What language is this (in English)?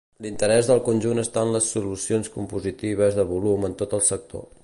Catalan